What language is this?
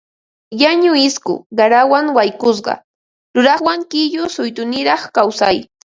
Ambo-Pasco Quechua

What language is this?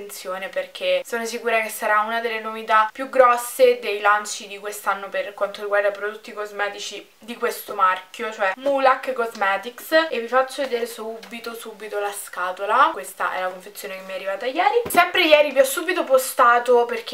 Italian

